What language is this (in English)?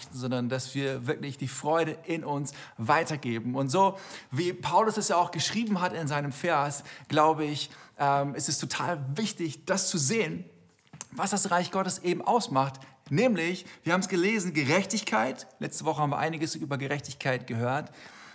German